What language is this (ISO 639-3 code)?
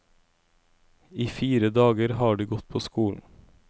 nor